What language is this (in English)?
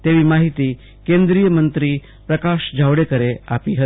Gujarati